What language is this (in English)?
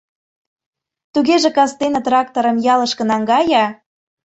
Mari